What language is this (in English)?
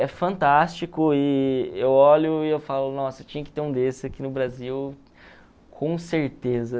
Portuguese